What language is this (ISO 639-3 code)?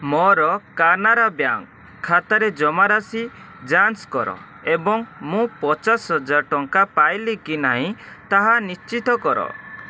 ori